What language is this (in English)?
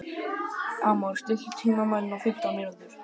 Icelandic